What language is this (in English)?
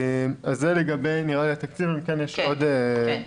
Hebrew